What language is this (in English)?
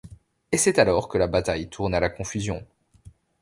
French